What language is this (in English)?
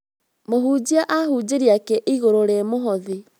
Kikuyu